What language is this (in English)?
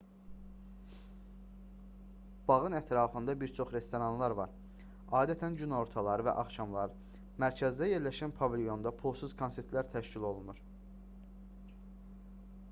Azerbaijani